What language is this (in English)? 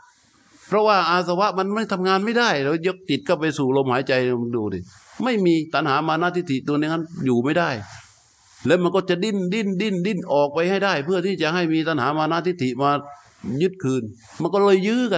Thai